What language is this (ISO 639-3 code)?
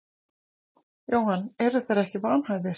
isl